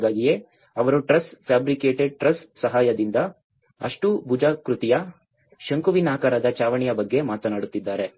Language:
Kannada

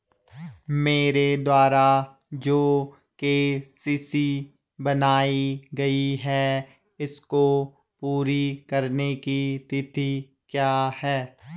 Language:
Hindi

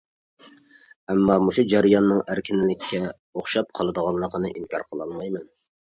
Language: Uyghur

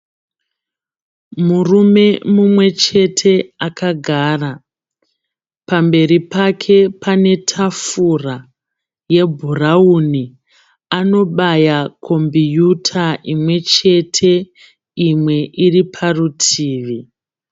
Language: Shona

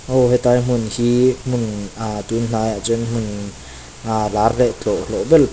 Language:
Mizo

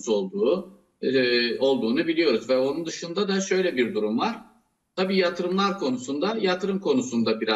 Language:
Turkish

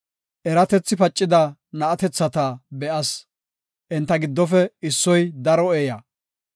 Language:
Gofa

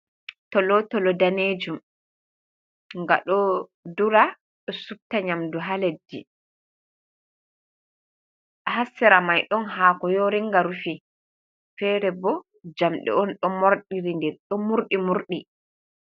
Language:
Fula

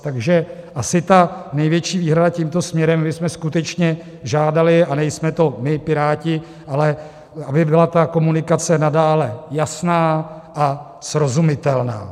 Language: Czech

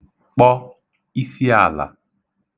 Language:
Igbo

